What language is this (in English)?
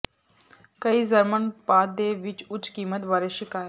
Punjabi